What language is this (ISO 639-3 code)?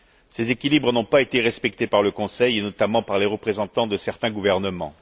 fra